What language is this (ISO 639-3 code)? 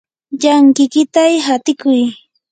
qur